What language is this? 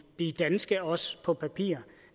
Danish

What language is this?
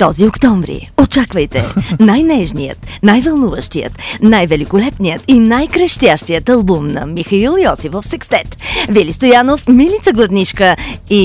Bulgarian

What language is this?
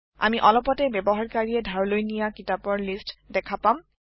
Assamese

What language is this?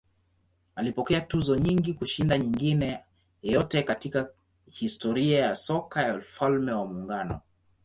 Swahili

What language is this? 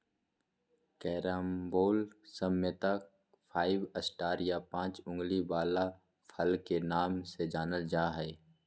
Magahi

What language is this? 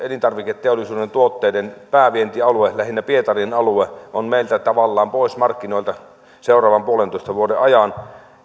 Finnish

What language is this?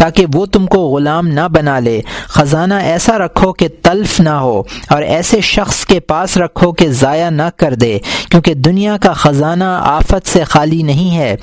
Urdu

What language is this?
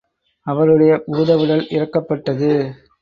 Tamil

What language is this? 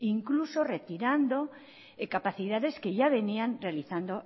Spanish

